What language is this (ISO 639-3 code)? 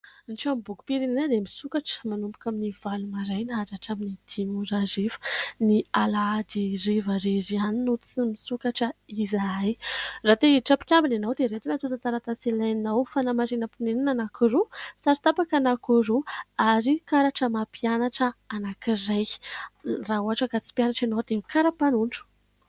mlg